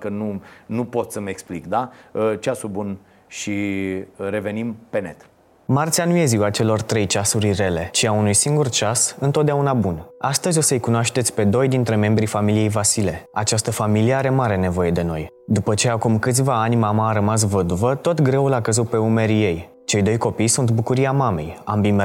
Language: Romanian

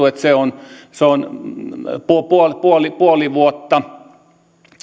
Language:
Finnish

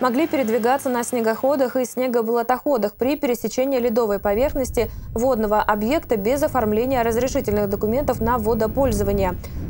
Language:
Russian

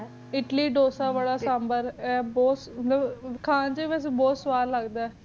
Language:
Punjabi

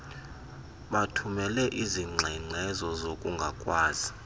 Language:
Xhosa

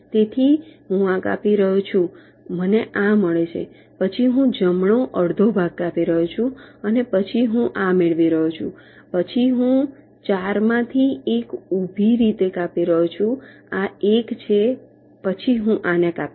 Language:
Gujarati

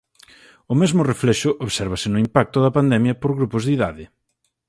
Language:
Galician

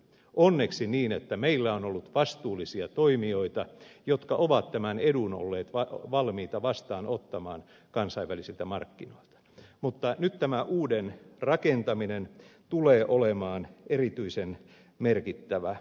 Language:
Finnish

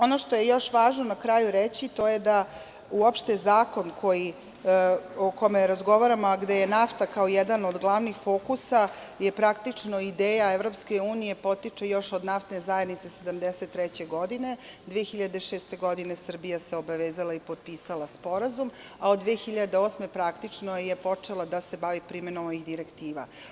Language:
Serbian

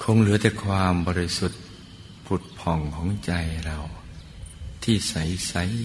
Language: Thai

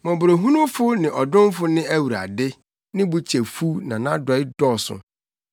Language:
Akan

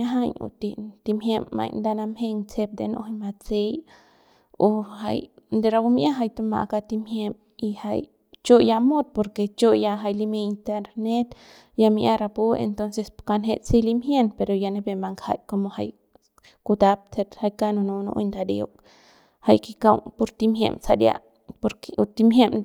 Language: Central Pame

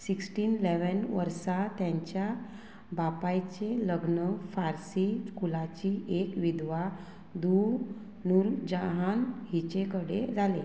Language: Konkani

